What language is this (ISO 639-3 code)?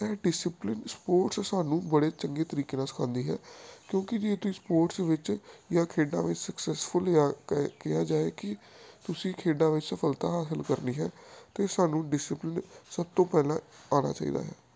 pan